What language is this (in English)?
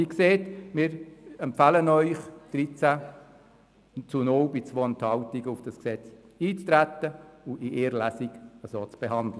Swiss German